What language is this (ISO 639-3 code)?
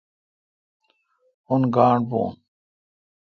xka